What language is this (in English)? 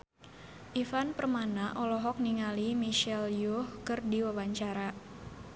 Sundanese